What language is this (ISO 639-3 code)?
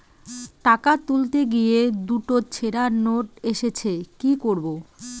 ben